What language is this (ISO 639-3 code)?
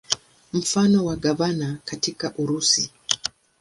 swa